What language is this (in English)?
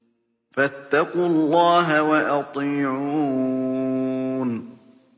Arabic